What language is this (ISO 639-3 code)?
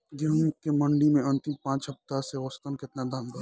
bho